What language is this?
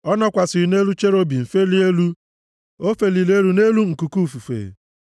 Igbo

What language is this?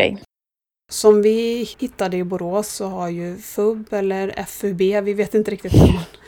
Swedish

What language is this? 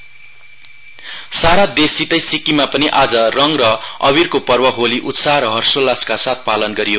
Nepali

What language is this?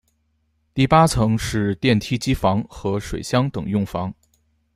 Chinese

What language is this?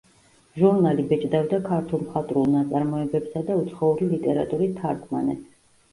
Georgian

